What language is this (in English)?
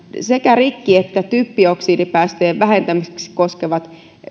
Finnish